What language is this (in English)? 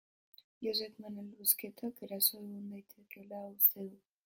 Basque